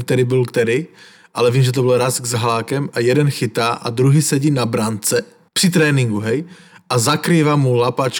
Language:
Slovak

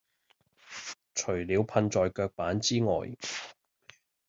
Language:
Cantonese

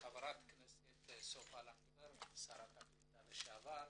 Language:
Hebrew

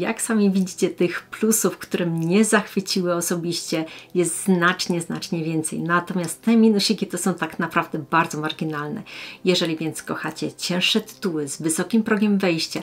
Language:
Polish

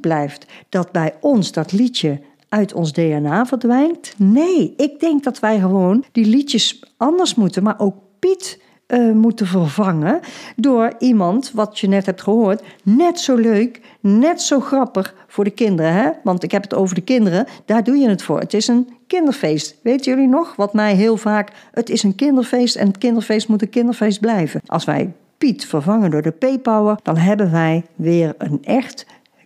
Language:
Dutch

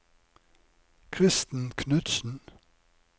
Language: Norwegian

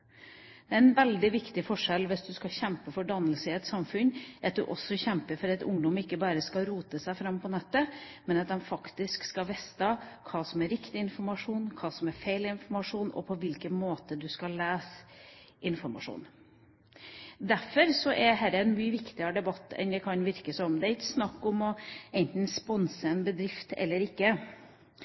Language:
Norwegian Bokmål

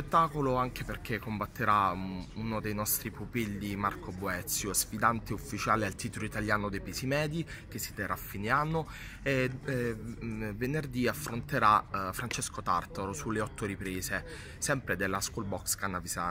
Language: Italian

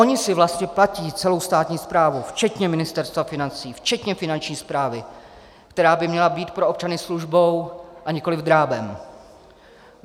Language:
Czech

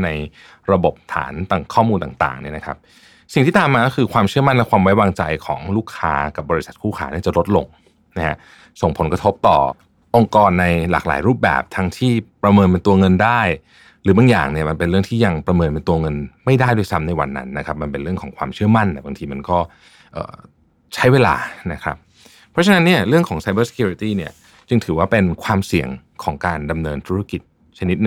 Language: Thai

